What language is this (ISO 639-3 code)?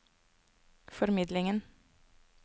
nor